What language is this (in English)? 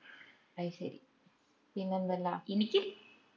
Malayalam